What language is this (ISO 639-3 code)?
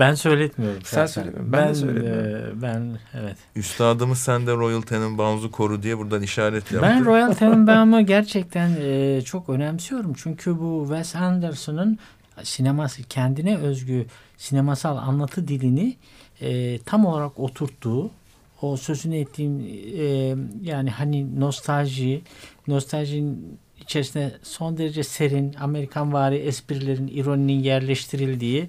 tur